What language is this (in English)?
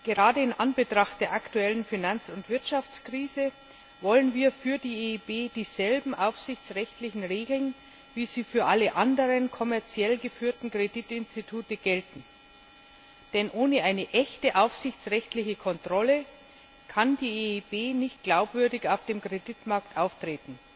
German